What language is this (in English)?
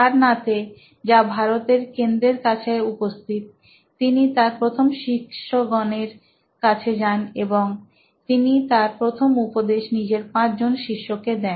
Bangla